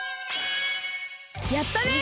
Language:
Japanese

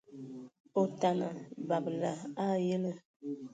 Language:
Ewondo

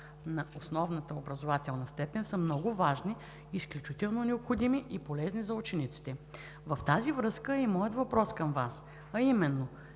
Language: Bulgarian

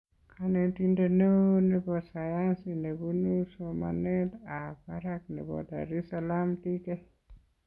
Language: Kalenjin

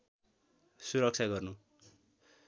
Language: Nepali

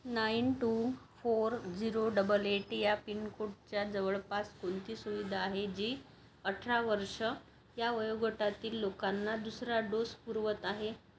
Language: Marathi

